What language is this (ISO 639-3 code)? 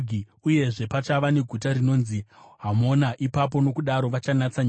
sna